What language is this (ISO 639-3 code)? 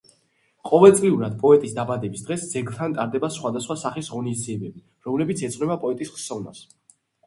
kat